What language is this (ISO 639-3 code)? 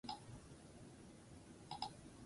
eus